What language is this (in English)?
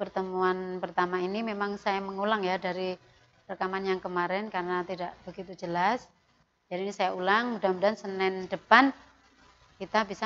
Indonesian